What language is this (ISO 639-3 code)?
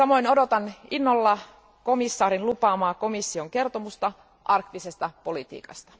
fin